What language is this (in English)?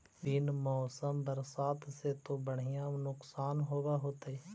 Magahi